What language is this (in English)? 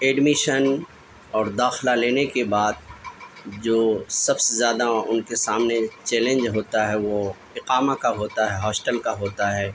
Urdu